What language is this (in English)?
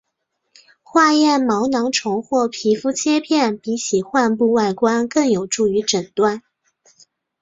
Chinese